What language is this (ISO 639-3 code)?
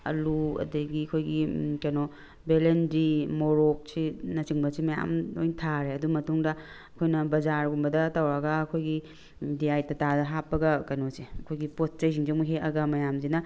mni